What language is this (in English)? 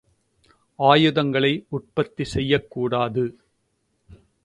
Tamil